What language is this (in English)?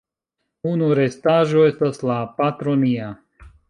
Esperanto